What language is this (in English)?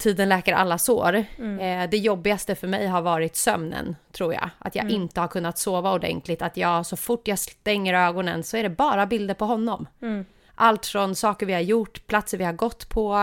Swedish